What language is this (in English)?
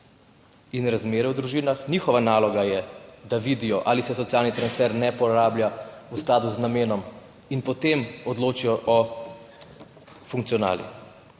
Slovenian